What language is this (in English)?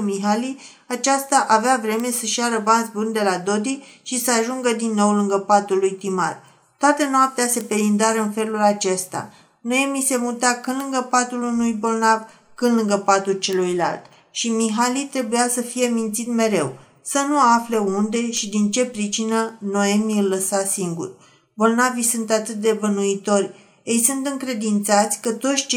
Romanian